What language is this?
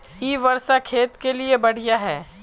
Magahi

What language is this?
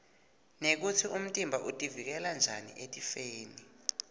Swati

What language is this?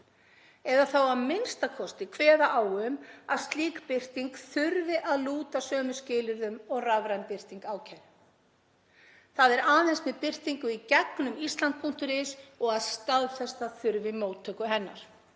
Icelandic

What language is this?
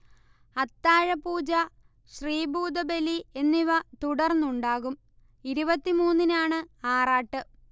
Malayalam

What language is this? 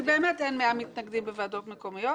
Hebrew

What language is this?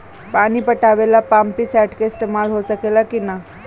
Bhojpuri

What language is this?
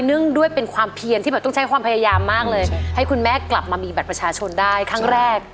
Thai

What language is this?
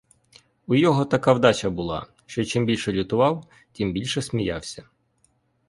Ukrainian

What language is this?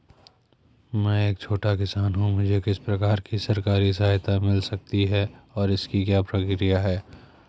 Hindi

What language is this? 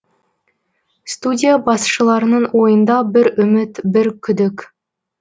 Kazakh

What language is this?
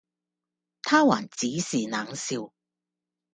Cantonese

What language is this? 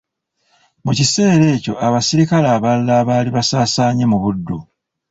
Ganda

